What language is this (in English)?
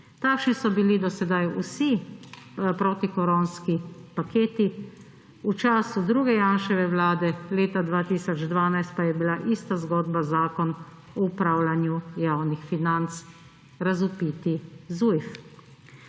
Slovenian